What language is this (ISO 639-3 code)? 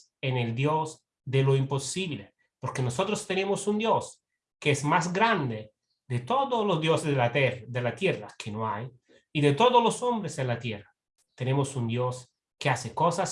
spa